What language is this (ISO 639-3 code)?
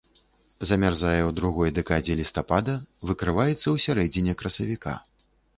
bel